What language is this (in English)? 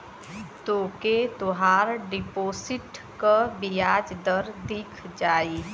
Bhojpuri